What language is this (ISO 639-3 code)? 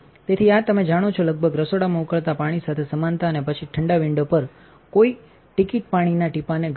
guj